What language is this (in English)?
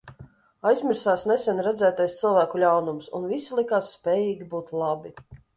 Latvian